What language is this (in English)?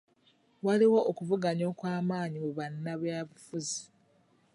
Ganda